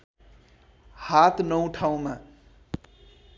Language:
Nepali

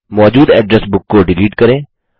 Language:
Hindi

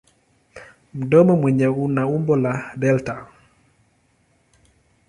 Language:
Swahili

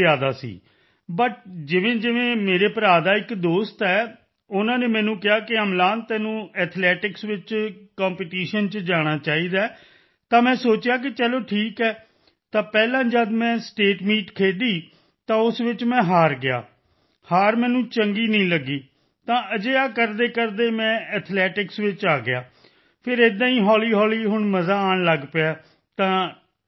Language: Punjabi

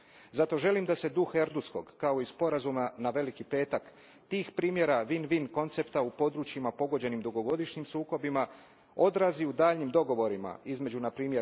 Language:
Croatian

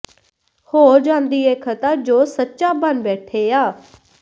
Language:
Punjabi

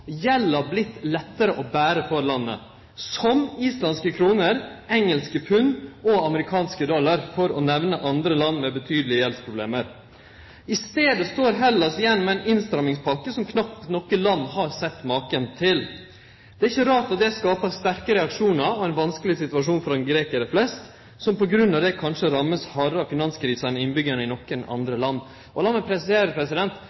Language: Norwegian Nynorsk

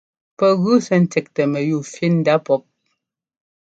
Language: Ngomba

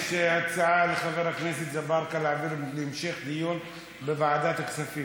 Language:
Hebrew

